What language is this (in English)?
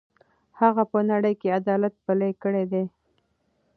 Pashto